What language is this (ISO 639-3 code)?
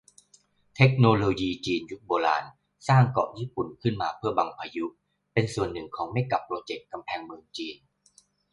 tha